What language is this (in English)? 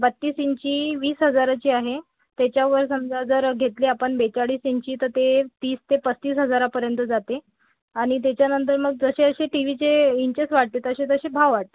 Marathi